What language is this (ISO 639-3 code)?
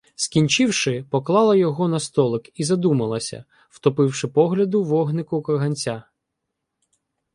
ukr